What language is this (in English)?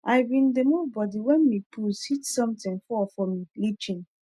Nigerian Pidgin